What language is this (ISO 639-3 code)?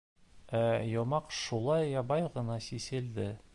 bak